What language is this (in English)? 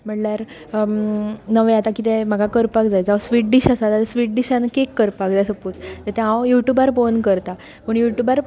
Konkani